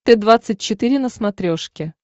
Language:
Russian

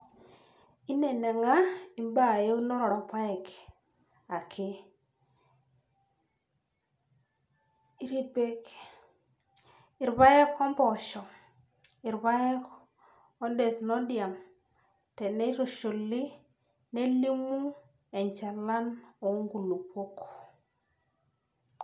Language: Masai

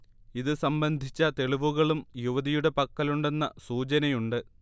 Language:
Malayalam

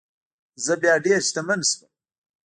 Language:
Pashto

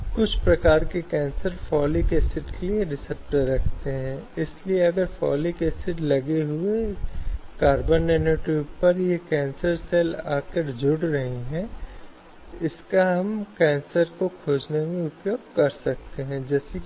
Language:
Hindi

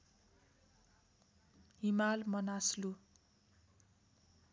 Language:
Nepali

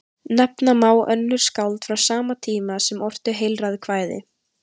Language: Icelandic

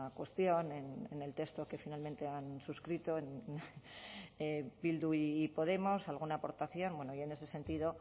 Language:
Spanish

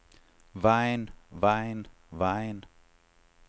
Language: Danish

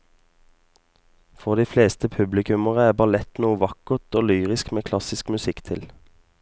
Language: Norwegian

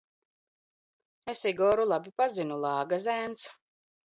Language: Latvian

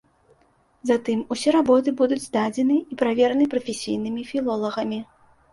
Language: Belarusian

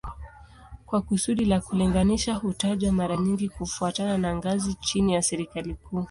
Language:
Swahili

